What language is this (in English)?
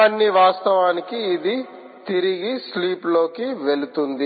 Telugu